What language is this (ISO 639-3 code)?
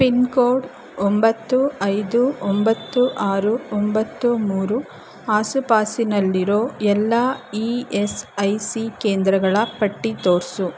kan